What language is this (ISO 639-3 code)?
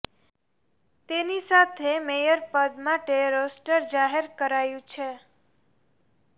guj